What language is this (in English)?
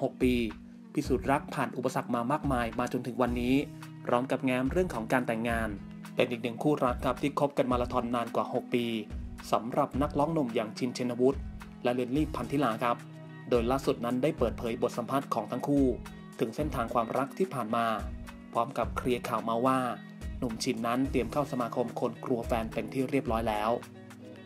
Thai